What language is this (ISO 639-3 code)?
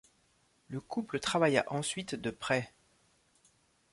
fra